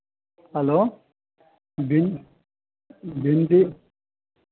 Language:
Hindi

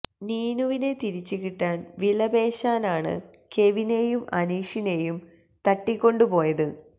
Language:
Malayalam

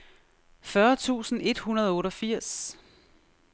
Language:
Danish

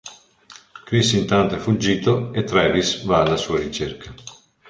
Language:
Italian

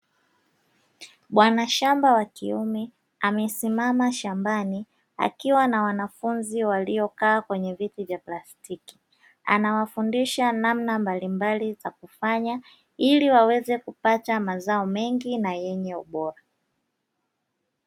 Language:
Swahili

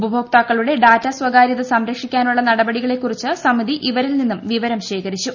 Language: Malayalam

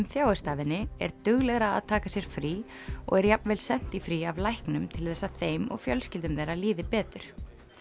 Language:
Icelandic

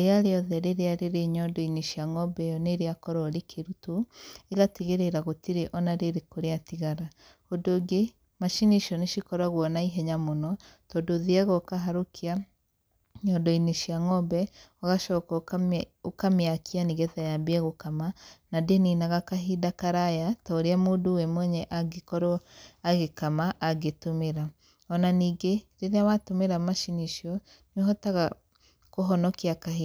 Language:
Kikuyu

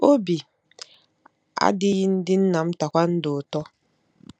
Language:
Igbo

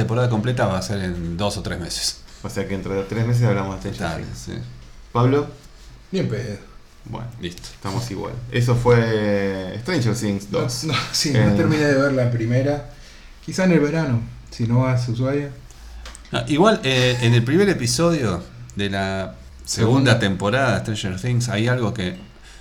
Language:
Spanish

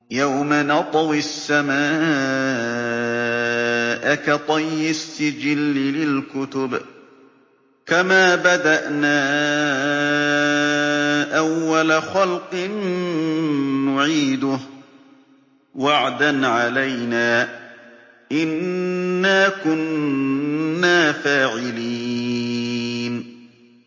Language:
Arabic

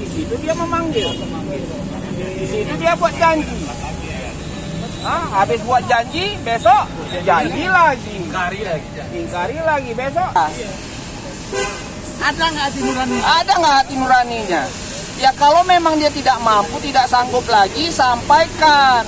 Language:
Indonesian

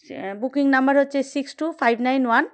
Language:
Bangla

